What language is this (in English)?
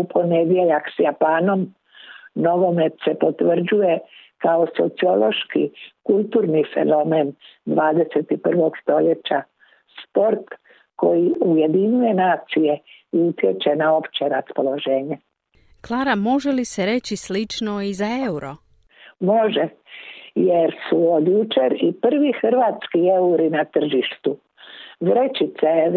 Croatian